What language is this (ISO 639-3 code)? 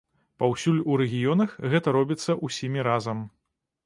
bel